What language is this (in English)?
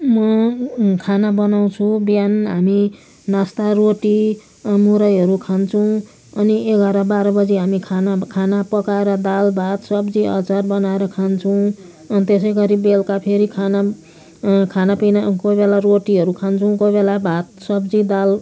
Nepali